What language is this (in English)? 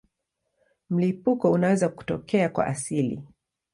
Swahili